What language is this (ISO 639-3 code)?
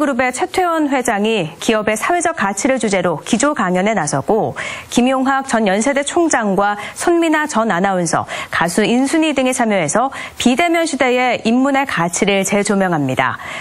kor